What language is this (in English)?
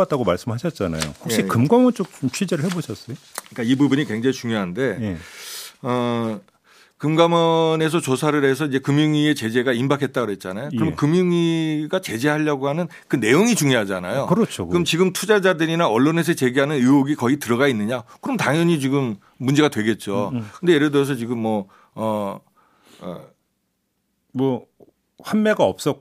Korean